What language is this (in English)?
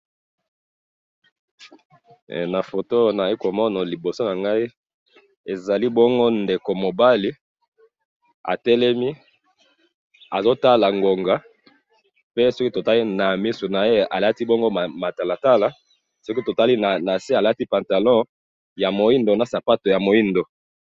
Lingala